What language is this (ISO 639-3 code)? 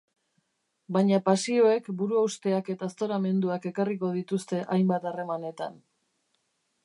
eus